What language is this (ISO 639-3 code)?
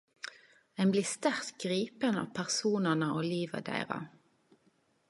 nno